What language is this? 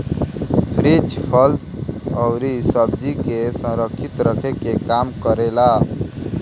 Bhojpuri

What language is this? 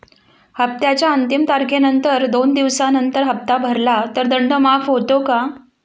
Marathi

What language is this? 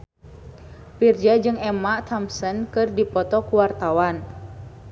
Sundanese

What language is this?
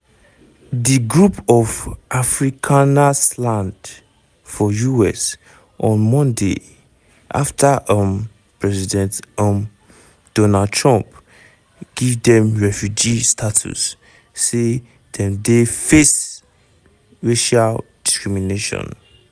Nigerian Pidgin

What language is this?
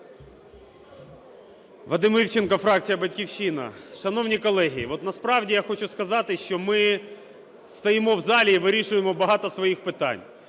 Ukrainian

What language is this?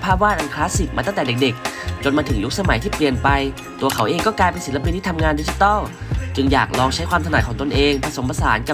Thai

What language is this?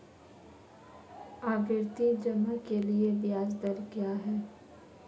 Hindi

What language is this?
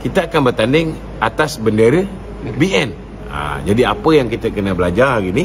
Malay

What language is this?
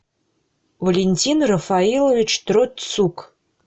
Russian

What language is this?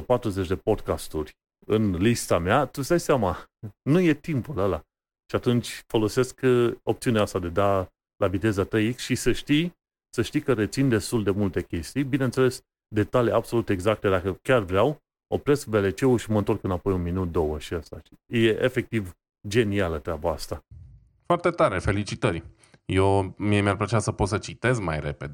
Romanian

